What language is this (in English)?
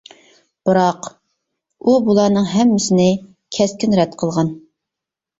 Uyghur